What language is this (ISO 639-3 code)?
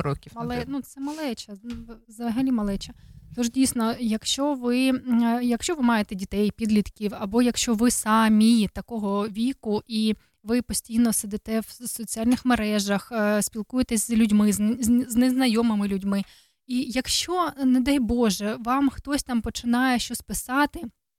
nld